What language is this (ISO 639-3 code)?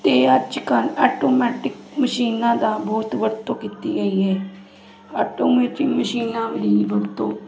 pan